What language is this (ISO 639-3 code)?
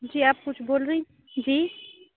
urd